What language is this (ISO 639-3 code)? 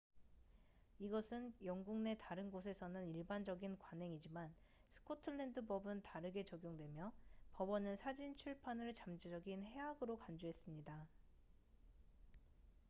kor